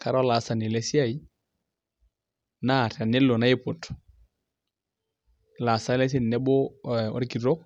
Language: Masai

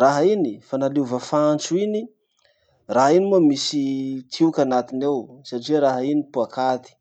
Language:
Masikoro Malagasy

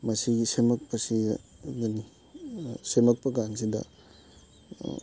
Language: Manipuri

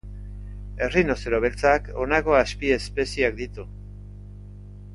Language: Basque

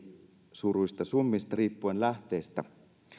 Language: Finnish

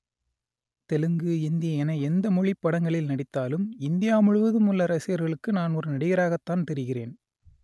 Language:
Tamil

